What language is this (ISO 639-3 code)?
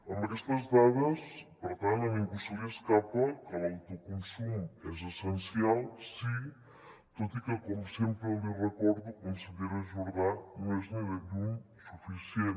cat